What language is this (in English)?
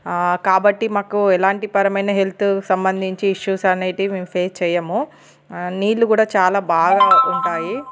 Telugu